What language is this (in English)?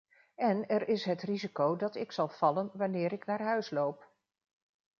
Dutch